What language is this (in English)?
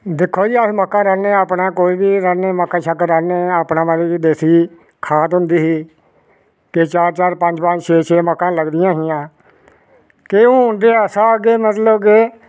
Dogri